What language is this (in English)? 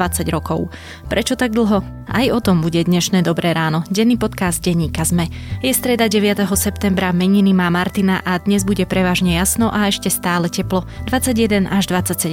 Slovak